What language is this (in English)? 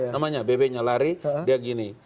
Indonesian